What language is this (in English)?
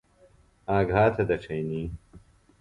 Phalura